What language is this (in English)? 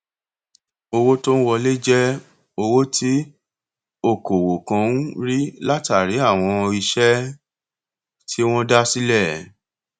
Yoruba